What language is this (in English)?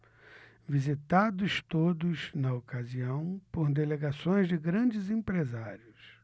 Portuguese